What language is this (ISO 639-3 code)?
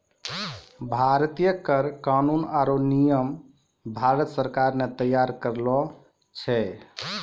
mai